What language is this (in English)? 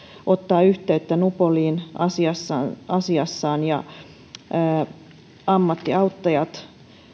Finnish